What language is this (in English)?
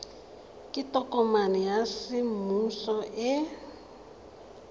Tswana